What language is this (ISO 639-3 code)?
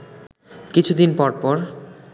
ben